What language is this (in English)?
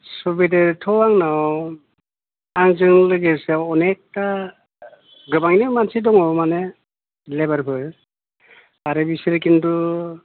Bodo